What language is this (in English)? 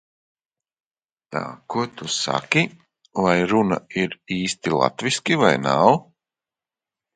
Latvian